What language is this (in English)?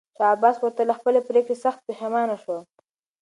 Pashto